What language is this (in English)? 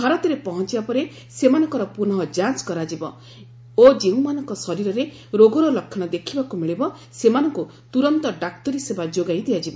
Odia